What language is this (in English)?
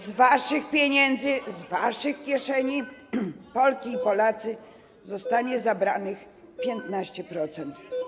Polish